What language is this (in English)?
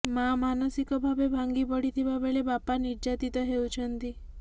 Odia